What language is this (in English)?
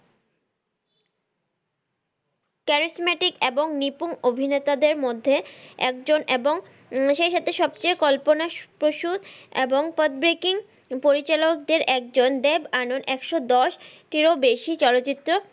Bangla